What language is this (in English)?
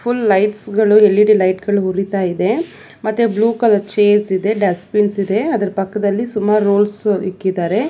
Kannada